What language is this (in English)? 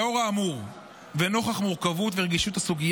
Hebrew